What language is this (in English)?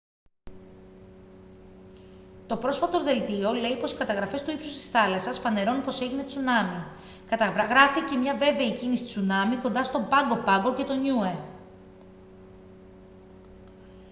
Greek